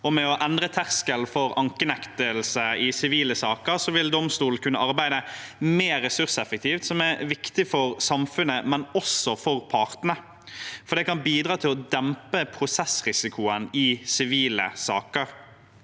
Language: Norwegian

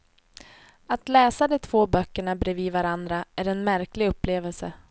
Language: Swedish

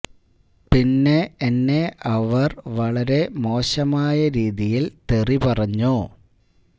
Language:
Malayalam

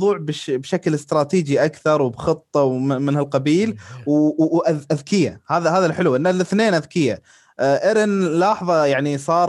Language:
Arabic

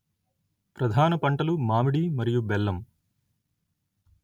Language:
Telugu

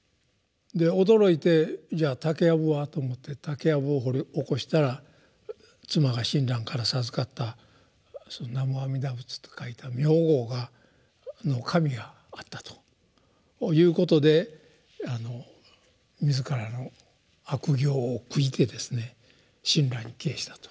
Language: Japanese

